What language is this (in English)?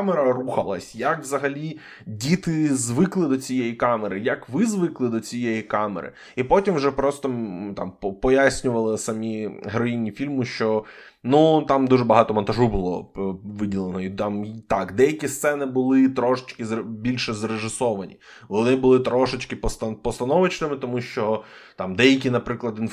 Ukrainian